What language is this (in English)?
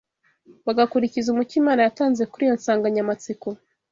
Kinyarwanda